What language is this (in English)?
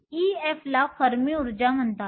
Marathi